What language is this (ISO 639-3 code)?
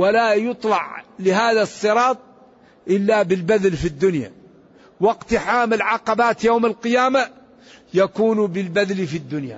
ara